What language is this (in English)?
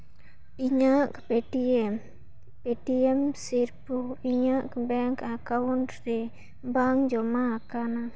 Santali